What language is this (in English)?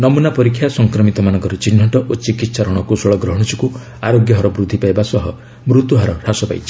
Odia